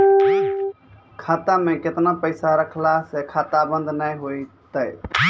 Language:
Maithili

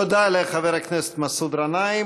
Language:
Hebrew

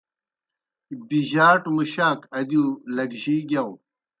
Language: Kohistani Shina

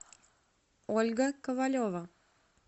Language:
Russian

